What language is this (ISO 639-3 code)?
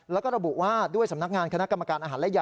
tha